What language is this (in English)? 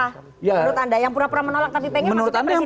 Indonesian